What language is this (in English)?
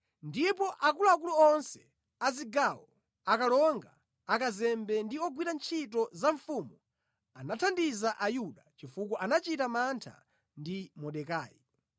Nyanja